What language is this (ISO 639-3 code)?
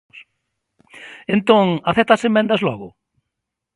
glg